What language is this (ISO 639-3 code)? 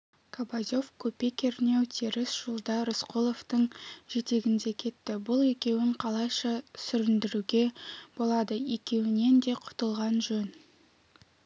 kaz